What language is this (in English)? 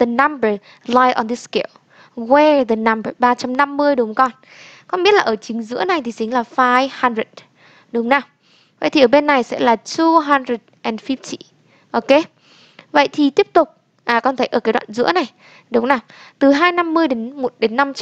Vietnamese